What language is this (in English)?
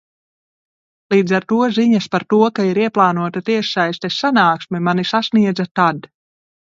Latvian